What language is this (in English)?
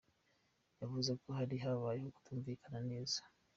Kinyarwanda